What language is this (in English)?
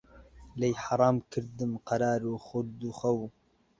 Central Kurdish